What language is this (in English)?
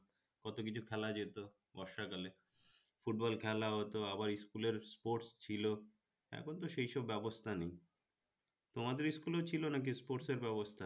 Bangla